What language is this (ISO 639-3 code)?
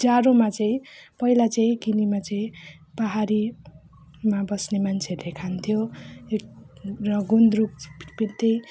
nep